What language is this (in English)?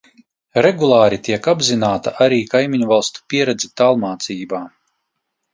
Latvian